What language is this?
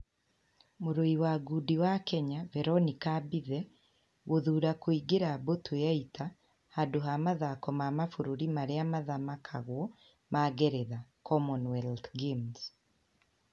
Kikuyu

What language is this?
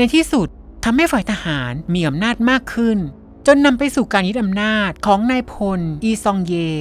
Thai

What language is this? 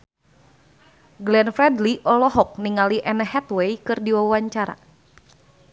Sundanese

